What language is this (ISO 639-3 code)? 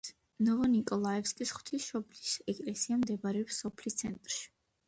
kat